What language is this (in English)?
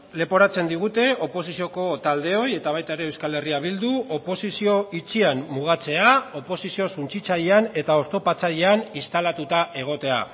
Basque